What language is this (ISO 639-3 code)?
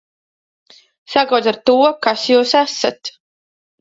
lav